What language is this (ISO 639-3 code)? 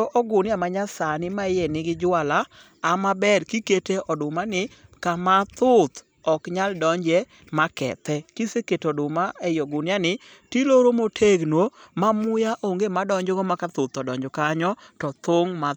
luo